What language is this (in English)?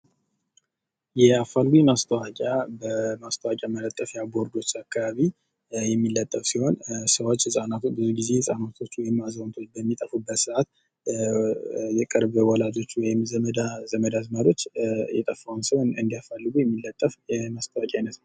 Amharic